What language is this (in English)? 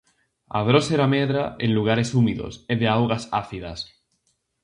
Galician